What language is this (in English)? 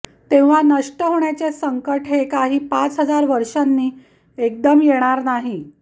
Marathi